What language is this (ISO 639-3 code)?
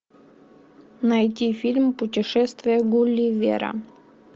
rus